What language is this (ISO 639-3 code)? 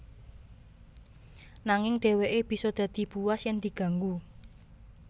jav